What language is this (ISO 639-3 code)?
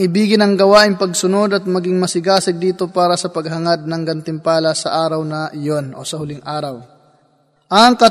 fil